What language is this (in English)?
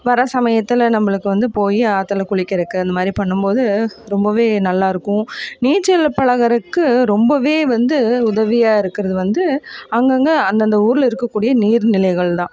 Tamil